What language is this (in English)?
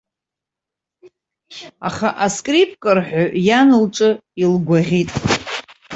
Abkhazian